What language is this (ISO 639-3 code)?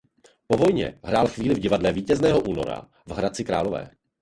ces